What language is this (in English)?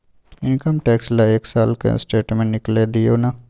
Maithili